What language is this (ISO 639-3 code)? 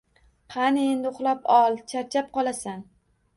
uzb